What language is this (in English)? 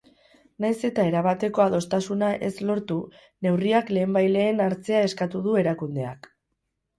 Basque